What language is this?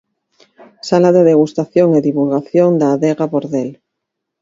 Galician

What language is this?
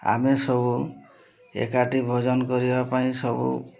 Odia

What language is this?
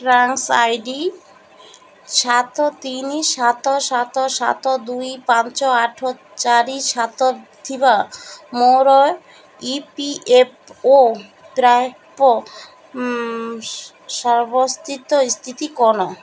Odia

